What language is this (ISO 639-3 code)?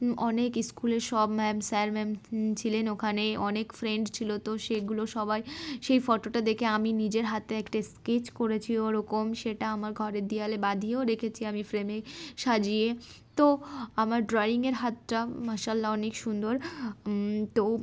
ben